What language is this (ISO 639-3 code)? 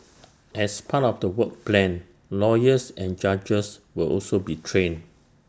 eng